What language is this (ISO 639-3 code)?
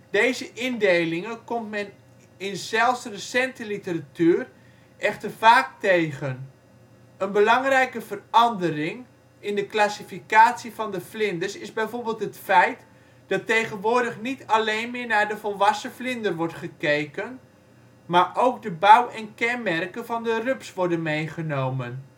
nld